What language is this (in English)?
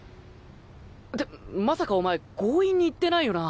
Japanese